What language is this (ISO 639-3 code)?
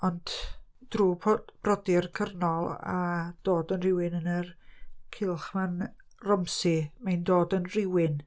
cym